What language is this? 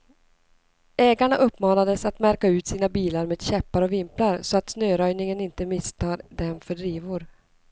Swedish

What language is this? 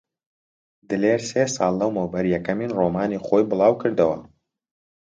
Central Kurdish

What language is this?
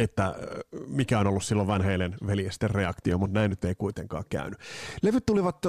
Finnish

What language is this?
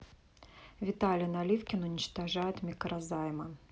Russian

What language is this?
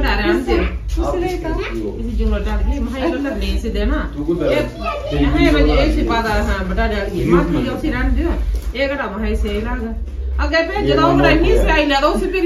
Hindi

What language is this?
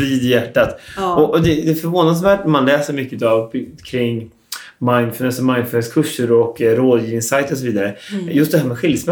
Swedish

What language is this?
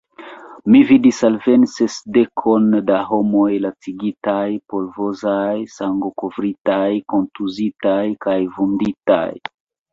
Esperanto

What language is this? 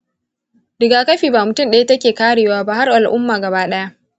Hausa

